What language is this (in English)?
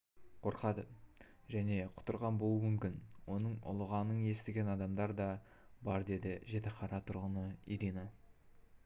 Kazakh